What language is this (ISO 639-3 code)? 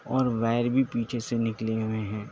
urd